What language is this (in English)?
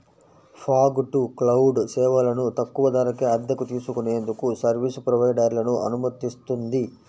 Telugu